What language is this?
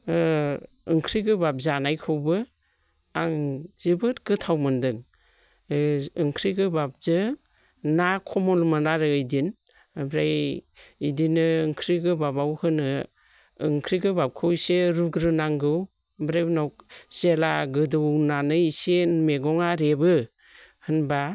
Bodo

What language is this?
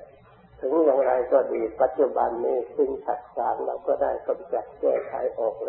Thai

